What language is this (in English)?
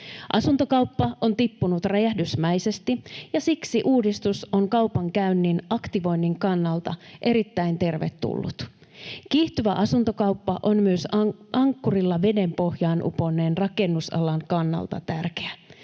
Finnish